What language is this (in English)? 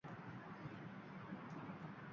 Uzbek